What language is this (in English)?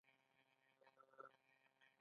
Pashto